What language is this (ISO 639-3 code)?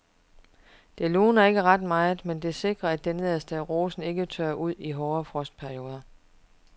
dan